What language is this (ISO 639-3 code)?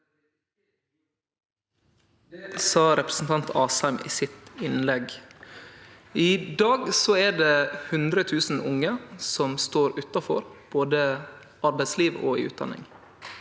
nor